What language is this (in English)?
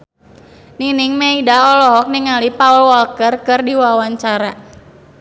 Sundanese